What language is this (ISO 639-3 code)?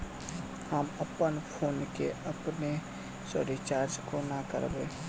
mai